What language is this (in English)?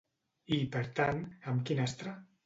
Catalan